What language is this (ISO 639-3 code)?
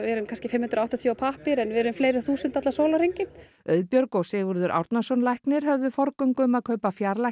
isl